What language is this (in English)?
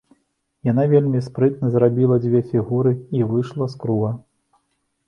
Belarusian